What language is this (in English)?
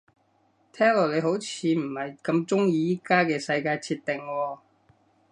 Cantonese